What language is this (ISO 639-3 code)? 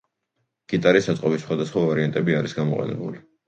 kat